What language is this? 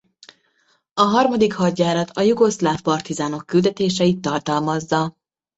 Hungarian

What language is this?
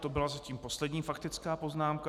Czech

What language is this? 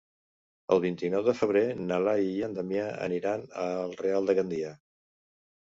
Catalan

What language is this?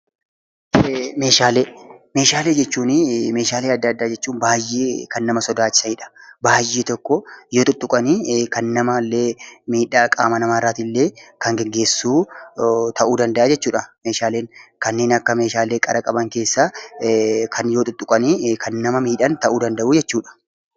Oromo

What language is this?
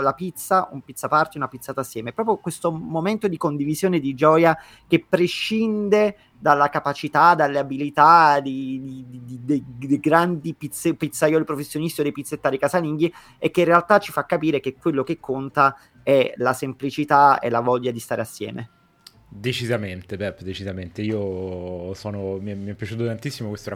Italian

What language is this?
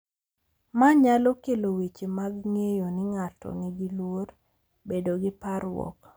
Luo (Kenya and Tanzania)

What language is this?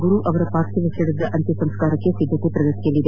Kannada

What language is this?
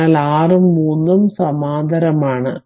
Malayalam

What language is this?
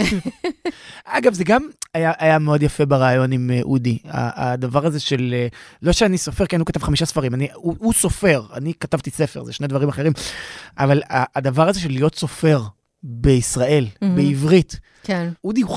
Hebrew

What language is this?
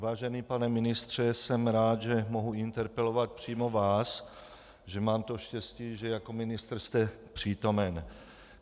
Czech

